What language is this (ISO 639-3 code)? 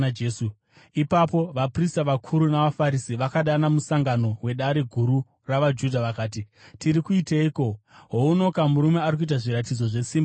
sna